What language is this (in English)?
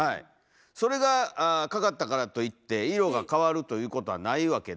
Japanese